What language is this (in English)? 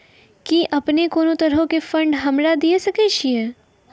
Maithili